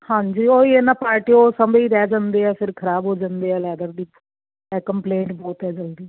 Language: Punjabi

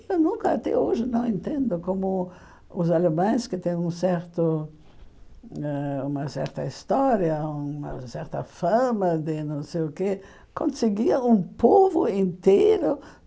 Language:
Portuguese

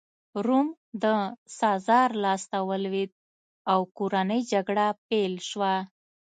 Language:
Pashto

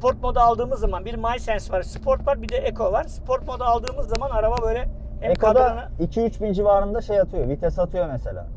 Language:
Turkish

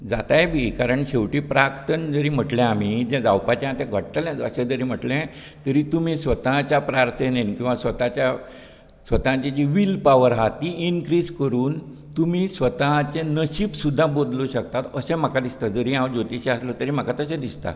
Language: Konkani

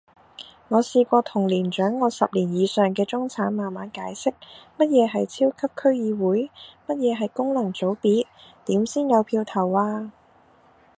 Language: Cantonese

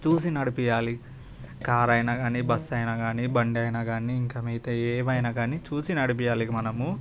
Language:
Telugu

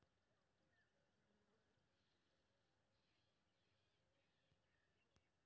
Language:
Maithili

